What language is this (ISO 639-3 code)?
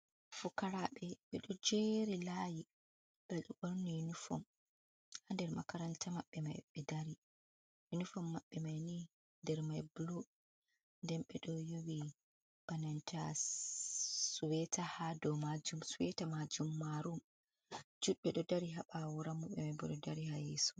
ful